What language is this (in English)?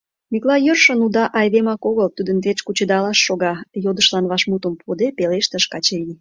Mari